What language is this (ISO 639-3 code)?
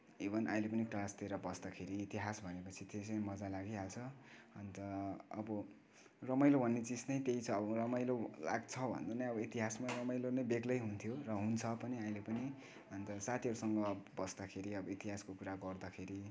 nep